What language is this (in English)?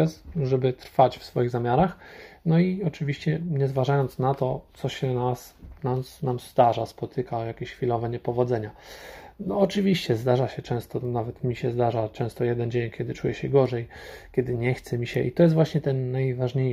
Polish